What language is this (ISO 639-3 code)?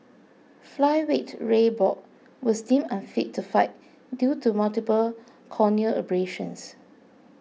eng